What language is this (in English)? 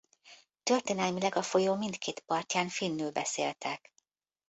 Hungarian